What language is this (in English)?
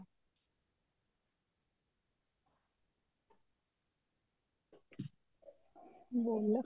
Punjabi